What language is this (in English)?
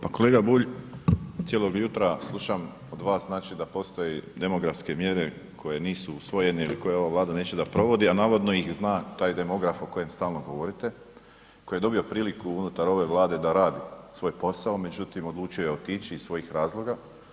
Croatian